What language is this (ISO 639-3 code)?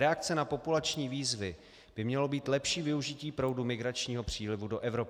ces